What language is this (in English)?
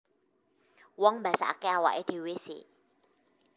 Javanese